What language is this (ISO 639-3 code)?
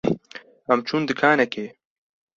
kur